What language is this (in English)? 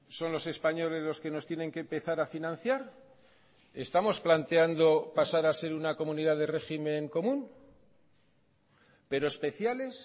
Spanish